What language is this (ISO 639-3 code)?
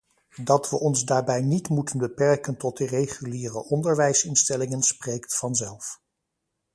nld